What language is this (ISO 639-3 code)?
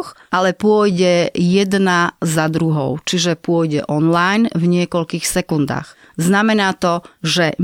slk